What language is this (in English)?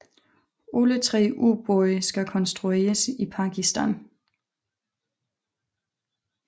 Danish